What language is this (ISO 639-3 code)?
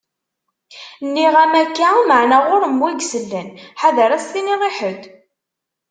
kab